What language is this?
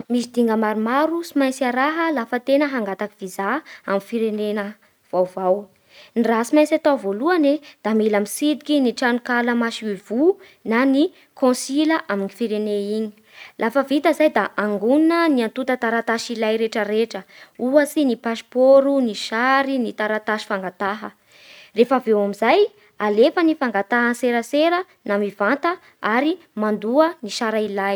Bara Malagasy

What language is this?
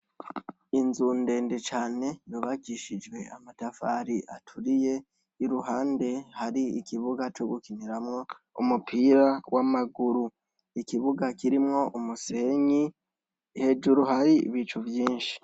Rundi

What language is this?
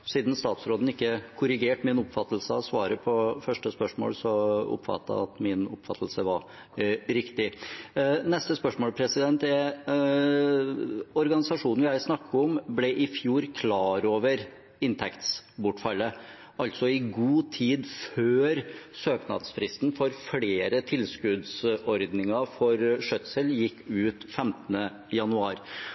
Norwegian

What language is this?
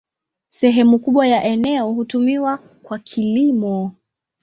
Swahili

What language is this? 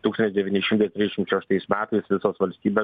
Lithuanian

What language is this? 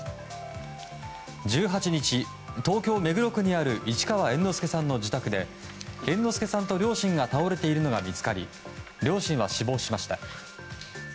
Japanese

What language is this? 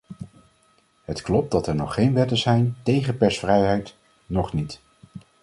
Dutch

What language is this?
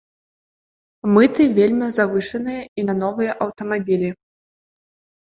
Belarusian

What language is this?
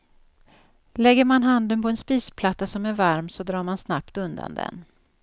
Swedish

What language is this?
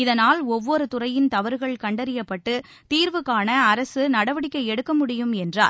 Tamil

